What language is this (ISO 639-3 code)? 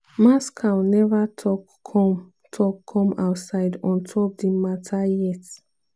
pcm